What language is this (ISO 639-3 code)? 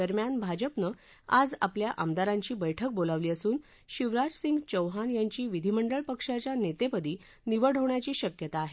mar